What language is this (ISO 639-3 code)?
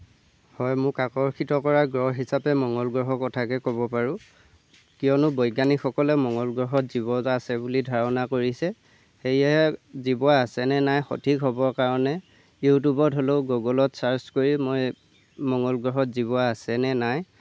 asm